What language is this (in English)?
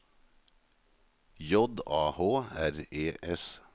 Norwegian